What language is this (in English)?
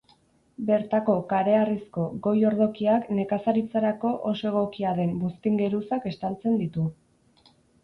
Basque